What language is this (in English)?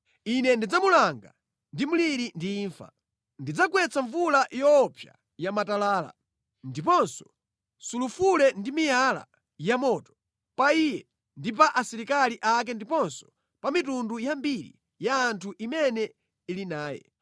Nyanja